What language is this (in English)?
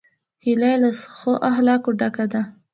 Pashto